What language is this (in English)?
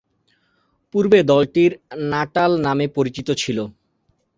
Bangla